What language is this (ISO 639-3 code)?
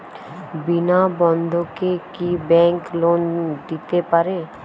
ben